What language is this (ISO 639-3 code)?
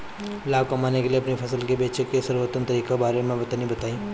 bho